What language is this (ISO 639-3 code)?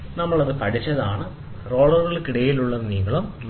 mal